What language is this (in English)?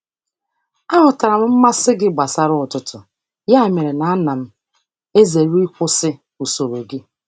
Igbo